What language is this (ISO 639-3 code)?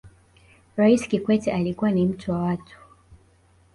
swa